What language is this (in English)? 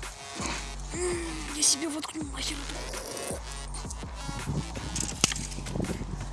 Russian